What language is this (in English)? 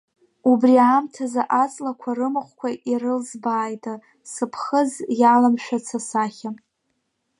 Abkhazian